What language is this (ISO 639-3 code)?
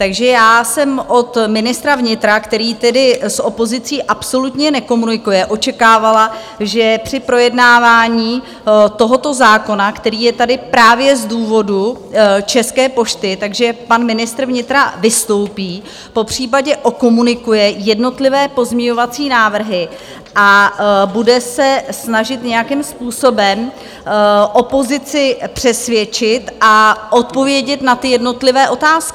ces